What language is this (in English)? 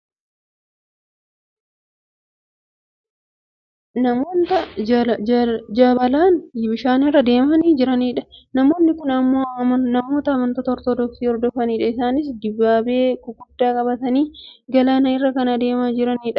Oromo